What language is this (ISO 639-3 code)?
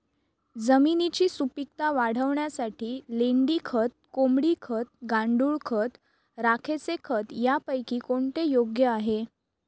mar